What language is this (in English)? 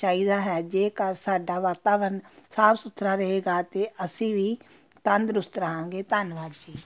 Punjabi